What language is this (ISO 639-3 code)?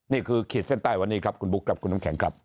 tha